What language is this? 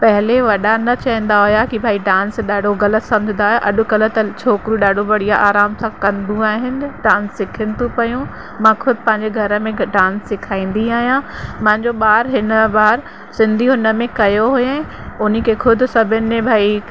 Sindhi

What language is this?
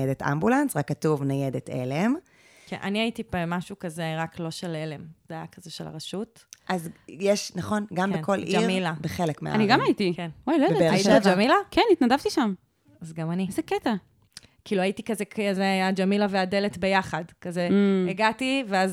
Hebrew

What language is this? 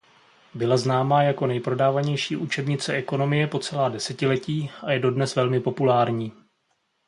Czech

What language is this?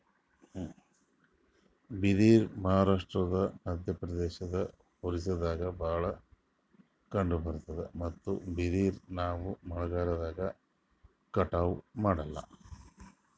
Kannada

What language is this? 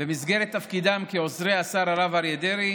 Hebrew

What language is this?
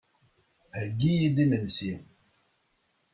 Kabyle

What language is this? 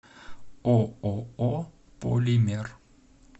Russian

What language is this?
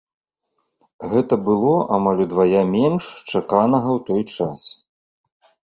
Belarusian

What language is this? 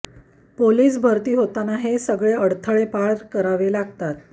Marathi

